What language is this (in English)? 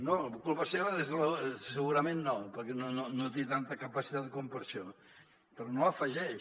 Catalan